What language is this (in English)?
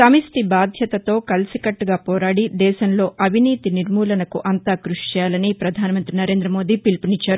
Telugu